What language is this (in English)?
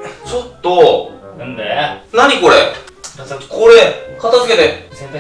Japanese